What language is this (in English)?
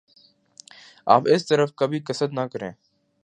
Urdu